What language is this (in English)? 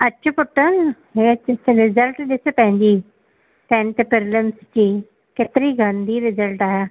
Sindhi